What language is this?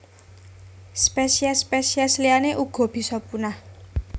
Javanese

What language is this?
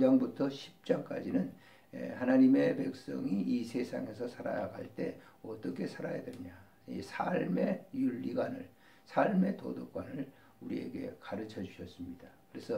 Korean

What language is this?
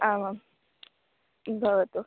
Sanskrit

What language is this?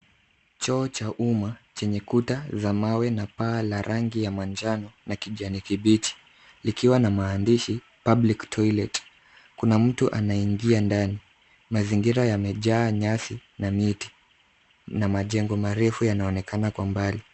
Swahili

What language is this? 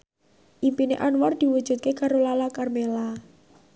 Javanese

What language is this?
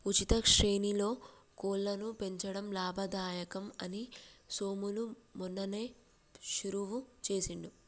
Telugu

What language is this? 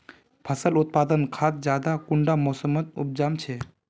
Magahi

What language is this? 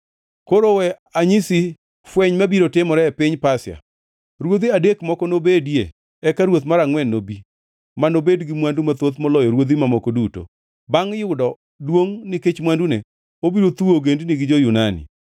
Luo (Kenya and Tanzania)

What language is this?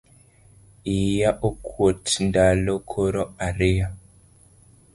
Luo (Kenya and Tanzania)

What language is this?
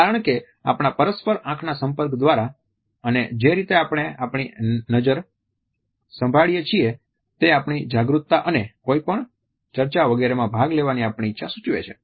Gujarati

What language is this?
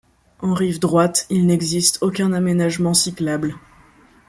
French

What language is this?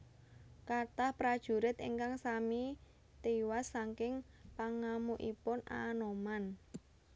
Javanese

